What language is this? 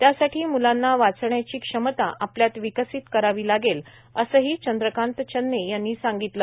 Marathi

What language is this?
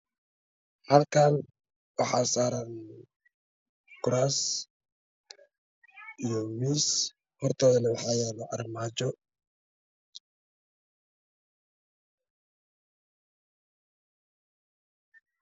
Somali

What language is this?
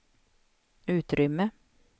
Swedish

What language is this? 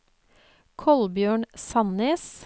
Norwegian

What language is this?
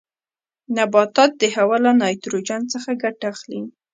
Pashto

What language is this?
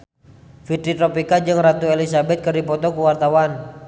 Sundanese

